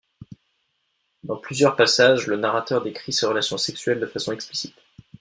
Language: French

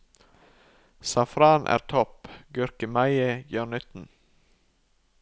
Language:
Norwegian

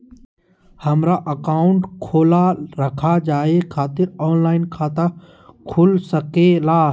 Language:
Magahi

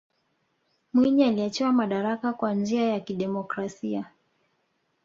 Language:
Swahili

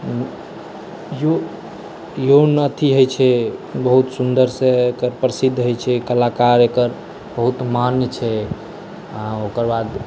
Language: Maithili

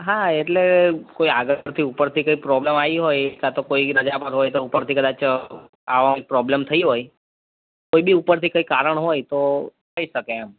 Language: Gujarati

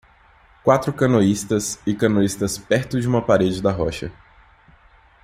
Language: Portuguese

